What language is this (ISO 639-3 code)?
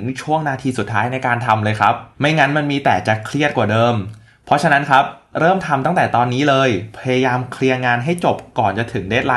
tha